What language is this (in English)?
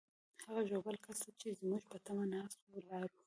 Pashto